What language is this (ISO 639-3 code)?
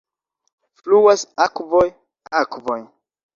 epo